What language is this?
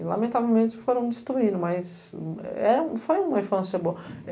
Portuguese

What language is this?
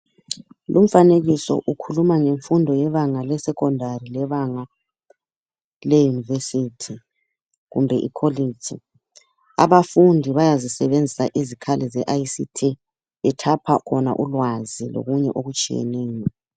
North Ndebele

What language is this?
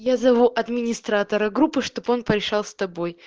Russian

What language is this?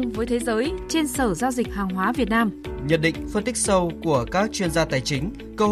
Vietnamese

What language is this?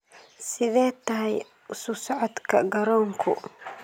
Somali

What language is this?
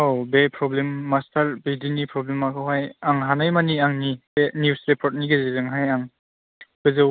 Bodo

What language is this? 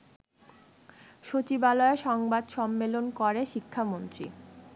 Bangla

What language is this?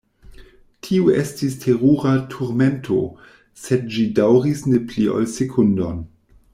Esperanto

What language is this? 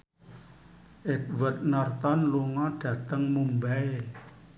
Javanese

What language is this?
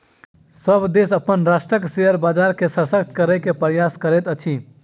Maithili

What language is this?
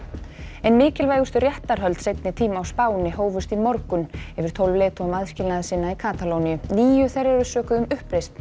Icelandic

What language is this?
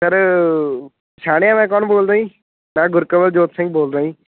Punjabi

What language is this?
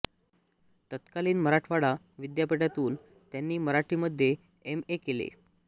Marathi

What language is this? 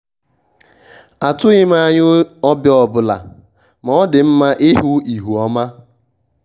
Igbo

